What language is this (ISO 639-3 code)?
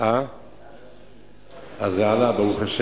heb